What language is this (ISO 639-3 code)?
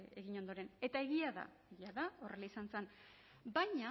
eus